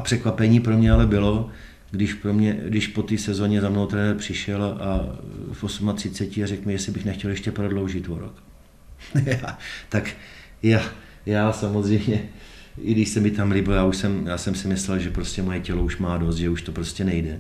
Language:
Czech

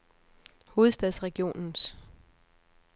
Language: Danish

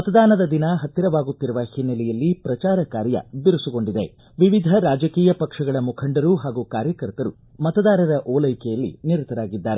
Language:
Kannada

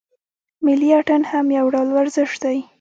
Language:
Pashto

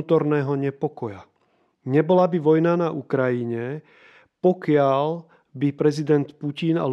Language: Slovak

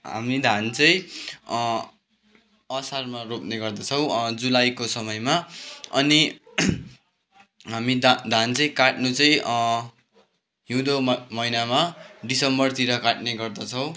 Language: Nepali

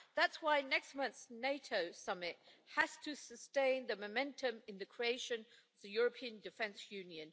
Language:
English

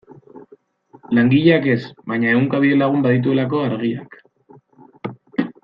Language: Basque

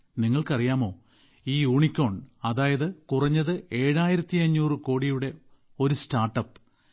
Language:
Malayalam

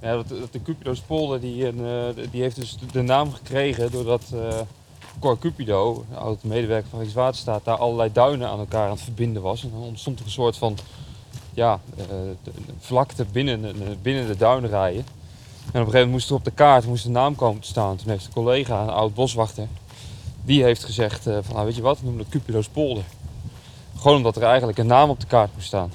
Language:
Dutch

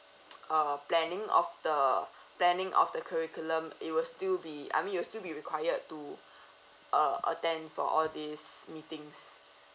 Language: English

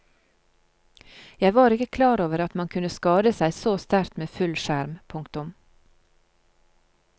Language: Norwegian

